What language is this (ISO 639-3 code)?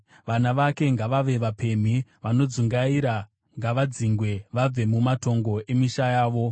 sna